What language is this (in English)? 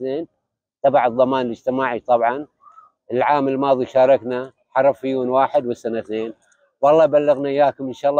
Arabic